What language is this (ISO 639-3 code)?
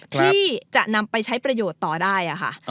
tha